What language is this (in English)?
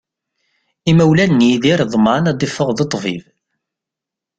Kabyle